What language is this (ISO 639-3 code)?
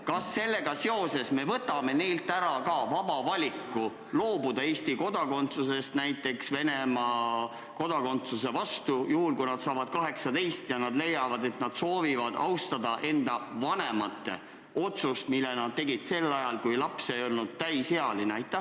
est